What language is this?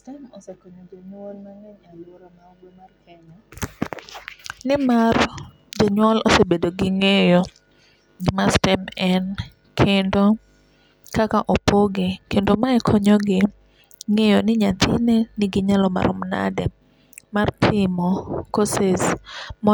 Luo (Kenya and Tanzania)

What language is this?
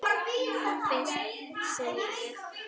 Icelandic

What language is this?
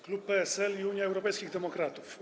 Polish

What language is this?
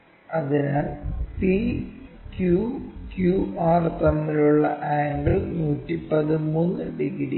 Malayalam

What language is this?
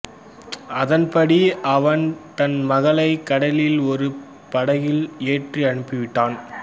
Tamil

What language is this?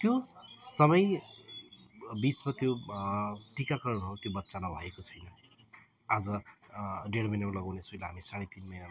Nepali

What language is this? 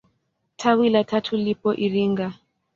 Swahili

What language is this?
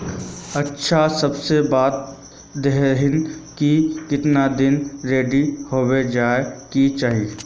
Magahi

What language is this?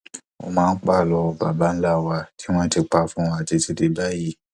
Yoruba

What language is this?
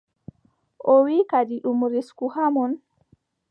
Adamawa Fulfulde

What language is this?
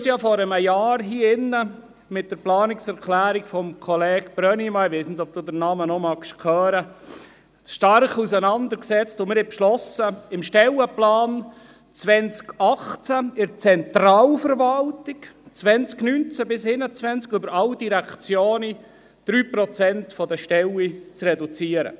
Swiss German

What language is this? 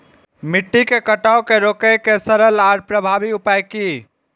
Maithili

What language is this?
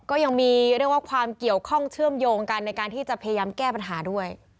Thai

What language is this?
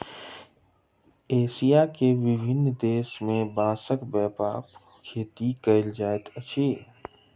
Maithili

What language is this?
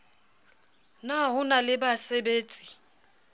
Southern Sotho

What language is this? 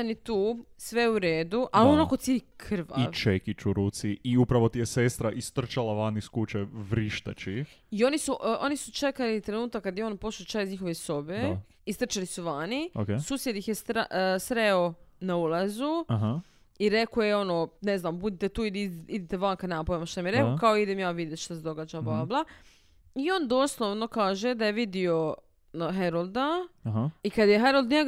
Croatian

